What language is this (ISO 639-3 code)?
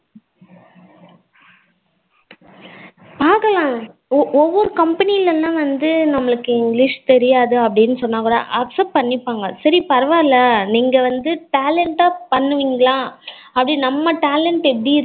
tam